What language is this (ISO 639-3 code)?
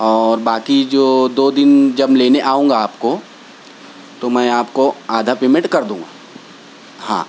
urd